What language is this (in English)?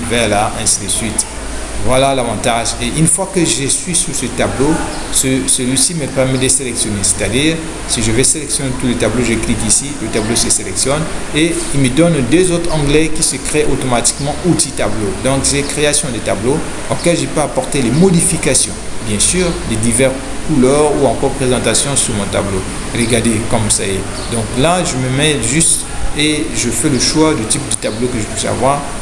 French